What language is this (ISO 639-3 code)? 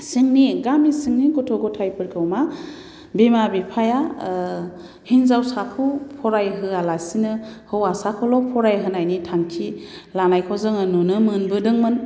brx